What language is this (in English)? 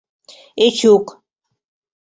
Mari